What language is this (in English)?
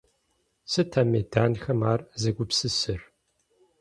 Kabardian